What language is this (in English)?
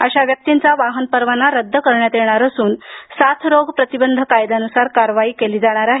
Marathi